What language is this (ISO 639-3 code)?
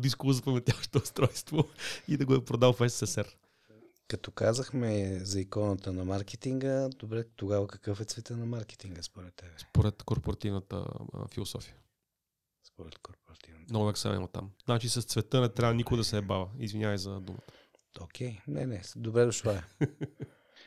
bul